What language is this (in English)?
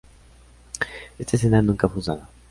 Spanish